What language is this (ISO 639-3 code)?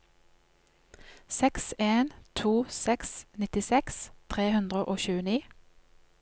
nor